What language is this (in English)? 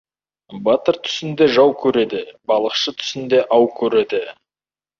Kazakh